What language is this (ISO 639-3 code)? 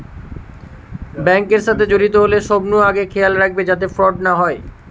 ben